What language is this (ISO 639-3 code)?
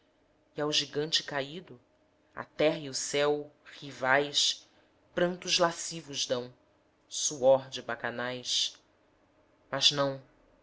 por